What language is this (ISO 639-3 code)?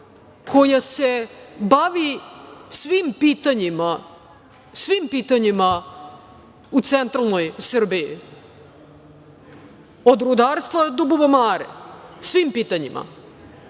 srp